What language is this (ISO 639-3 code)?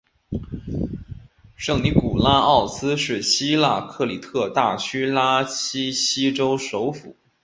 zho